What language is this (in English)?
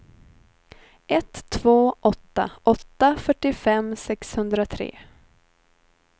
Swedish